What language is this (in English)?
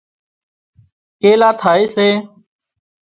Wadiyara Koli